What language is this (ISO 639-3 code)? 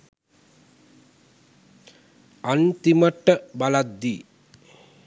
sin